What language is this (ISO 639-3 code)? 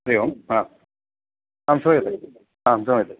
san